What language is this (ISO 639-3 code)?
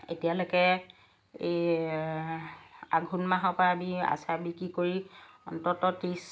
asm